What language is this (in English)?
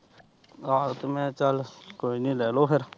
Punjabi